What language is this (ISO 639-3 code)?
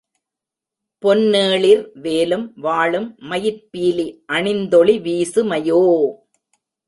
tam